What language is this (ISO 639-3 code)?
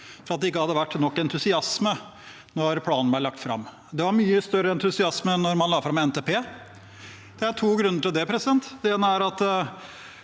nor